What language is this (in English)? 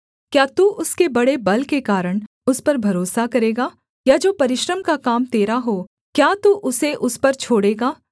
Hindi